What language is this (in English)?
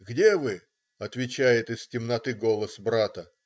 Russian